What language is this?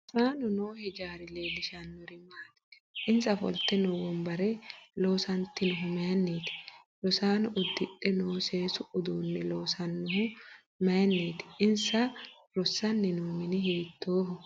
Sidamo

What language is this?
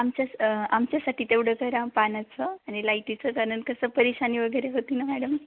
Marathi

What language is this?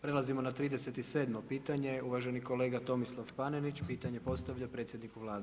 Croatian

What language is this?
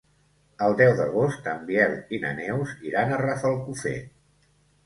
Catalan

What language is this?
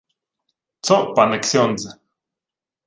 Ukrainian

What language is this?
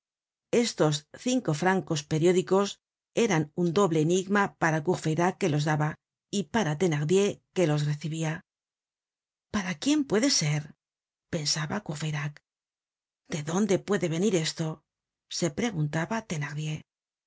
Spanish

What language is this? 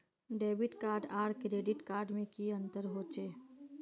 Magahi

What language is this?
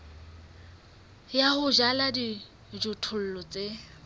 Southern Sotho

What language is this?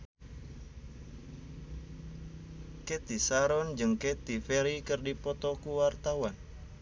Sundanese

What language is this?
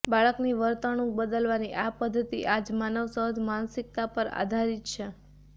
Gujarati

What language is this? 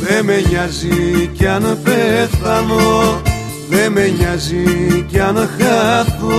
Greek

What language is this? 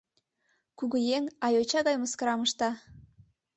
Mari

